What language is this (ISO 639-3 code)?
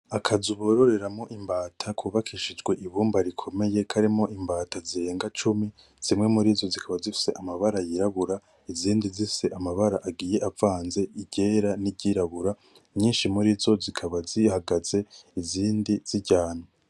run